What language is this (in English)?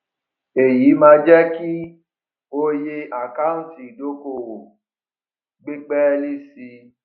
Yoruba